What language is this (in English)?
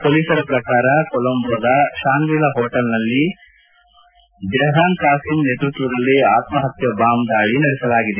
Kannada